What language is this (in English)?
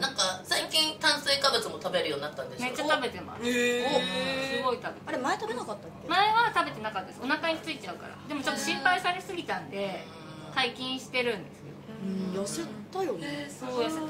Japanese